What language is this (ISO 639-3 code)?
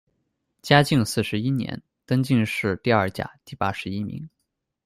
zho